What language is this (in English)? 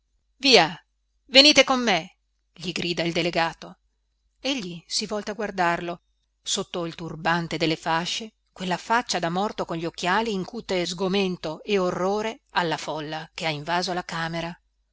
Italian